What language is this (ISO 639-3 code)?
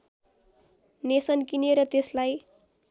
nep